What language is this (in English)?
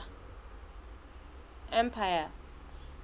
Southern Sotho